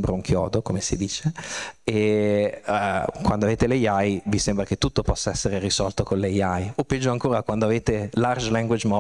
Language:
Italian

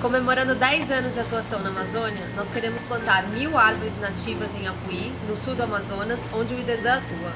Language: Portuguese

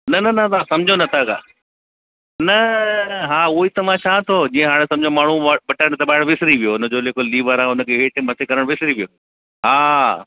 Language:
Sindhi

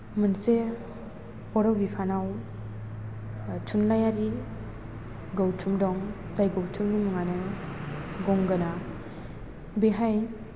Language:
Bodo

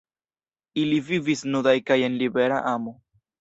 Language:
Esperanto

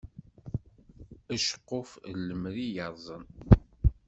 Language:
Kabyle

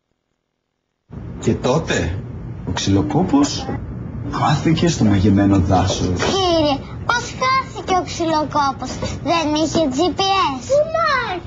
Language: Greek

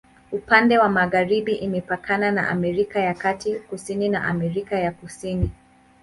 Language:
Swahili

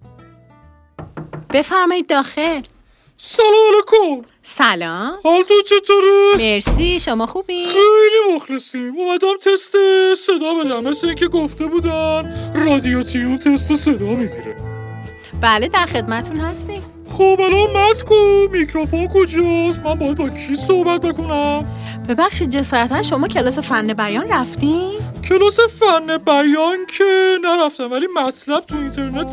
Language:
Persian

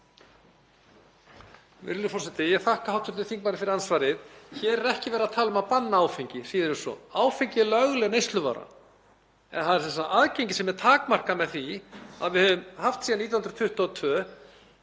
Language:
Icelandic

